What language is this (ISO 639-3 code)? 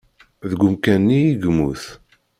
kab